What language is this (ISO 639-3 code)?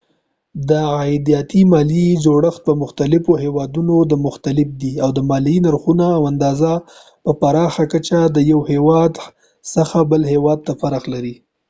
pus